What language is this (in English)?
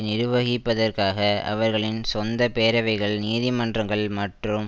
Tamil